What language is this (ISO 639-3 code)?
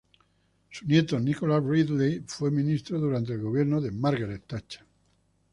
spa